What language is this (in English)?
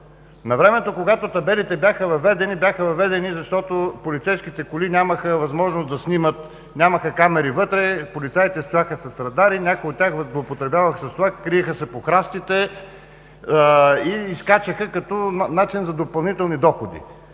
Bulgarian